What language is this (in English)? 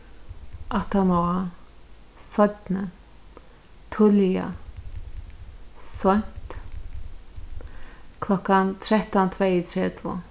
Faroese